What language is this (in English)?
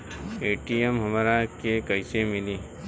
Bhojpuri